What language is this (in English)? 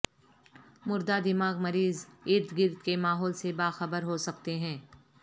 Urdu